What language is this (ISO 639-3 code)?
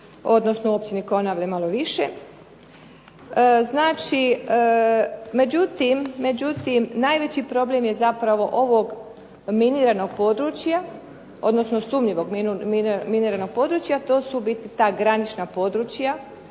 hrv